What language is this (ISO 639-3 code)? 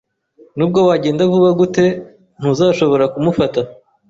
kin